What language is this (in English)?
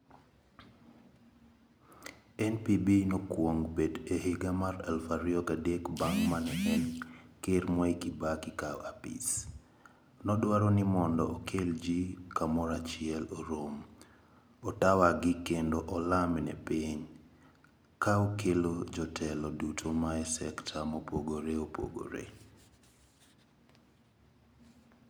Luo (Kenya and Tanzania)